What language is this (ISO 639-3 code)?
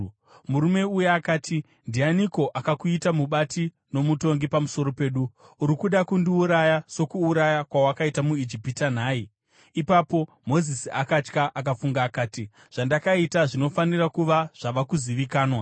sna